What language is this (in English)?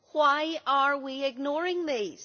English